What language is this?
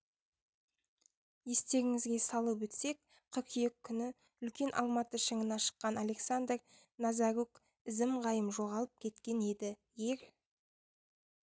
Kazakh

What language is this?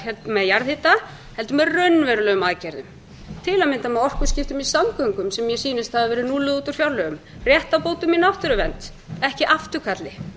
Icelandic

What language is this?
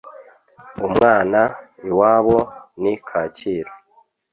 Kinyarwanda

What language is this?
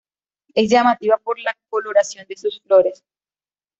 Spanish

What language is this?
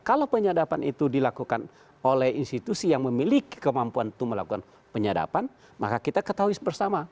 Indonesian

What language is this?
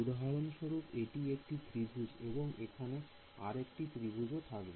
Bangla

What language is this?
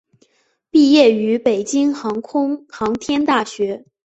Chinese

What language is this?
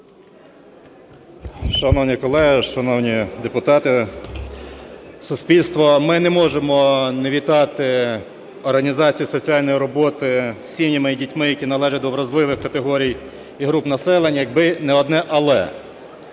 Ukrainian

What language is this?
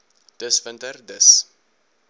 Afrikaans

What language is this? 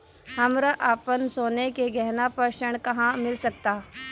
Bhojpuri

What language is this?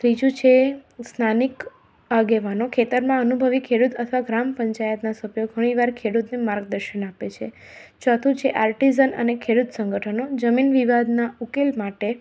Gujarati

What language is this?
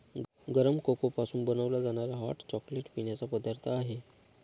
Marathi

